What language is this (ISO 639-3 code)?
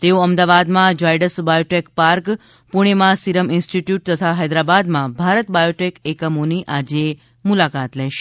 guj